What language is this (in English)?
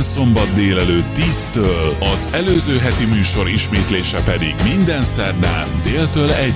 Hungarian